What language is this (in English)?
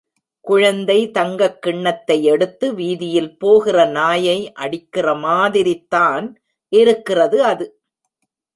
Tamil